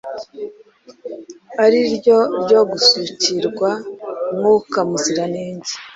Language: Kinyarwanda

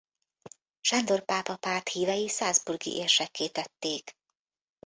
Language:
Hungarian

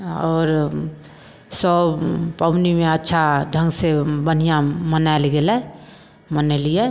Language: Maithili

